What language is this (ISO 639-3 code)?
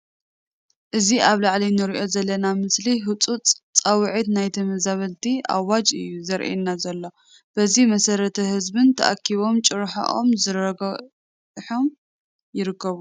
tir